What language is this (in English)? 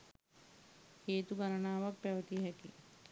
Sinhala